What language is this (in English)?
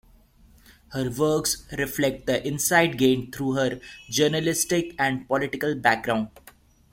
English